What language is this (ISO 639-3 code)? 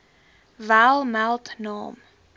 afr